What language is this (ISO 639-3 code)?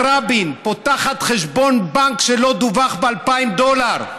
heb